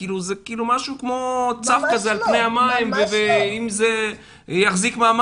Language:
Hebrew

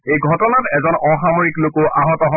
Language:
Assamese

